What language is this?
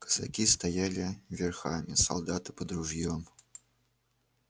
Russian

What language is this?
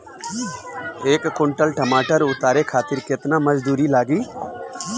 Bhojpuri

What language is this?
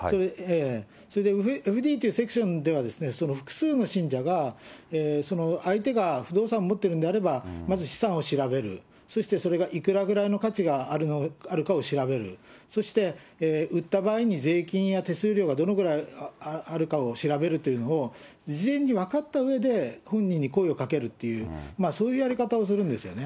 Japanese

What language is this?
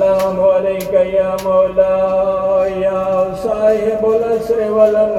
Urdu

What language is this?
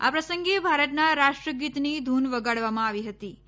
Gujarati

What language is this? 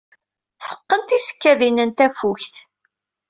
Kabyle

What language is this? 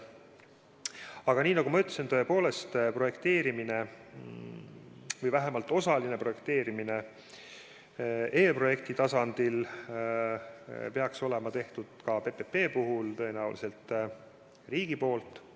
Estonian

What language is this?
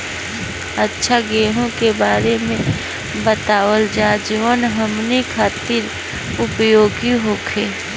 Bhojpuri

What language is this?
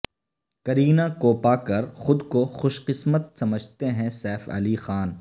Urdu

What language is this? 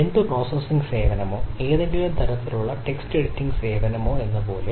Malayalam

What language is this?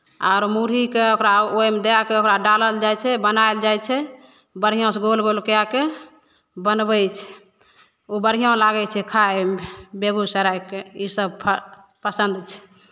Maithili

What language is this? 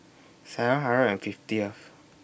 English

